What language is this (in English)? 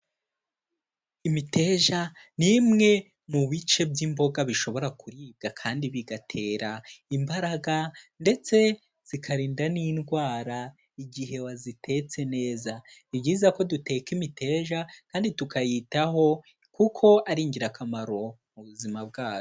Kinyarwanda